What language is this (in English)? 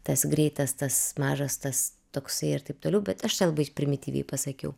Lithuanian